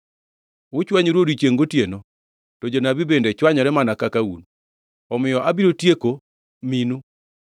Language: Luo (Kenya and Tanzania)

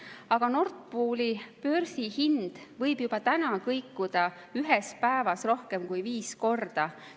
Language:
Estonian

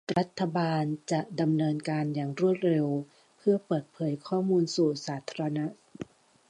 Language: Thai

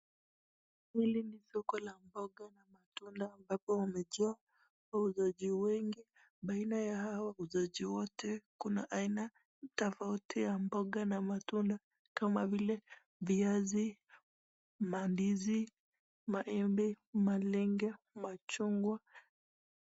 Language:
Swahili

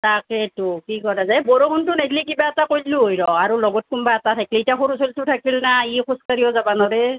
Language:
Assamese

